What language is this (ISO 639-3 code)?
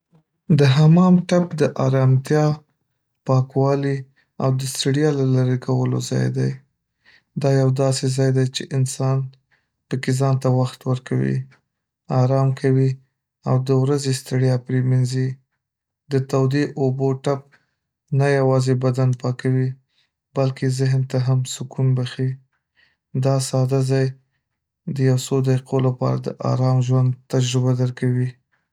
pus